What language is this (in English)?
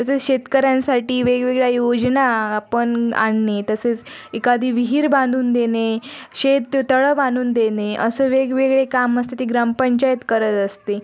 Marathi